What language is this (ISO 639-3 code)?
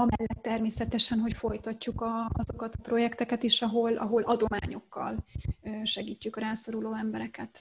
hun